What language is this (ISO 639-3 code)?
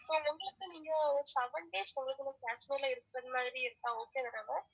tam